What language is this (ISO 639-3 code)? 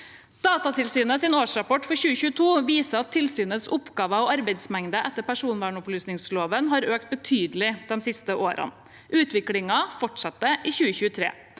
nor